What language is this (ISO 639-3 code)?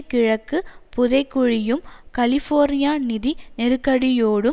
tam